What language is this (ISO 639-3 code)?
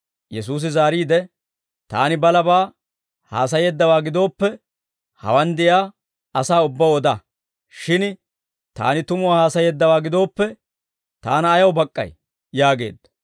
dwr